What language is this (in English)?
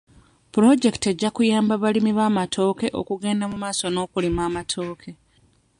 Ganda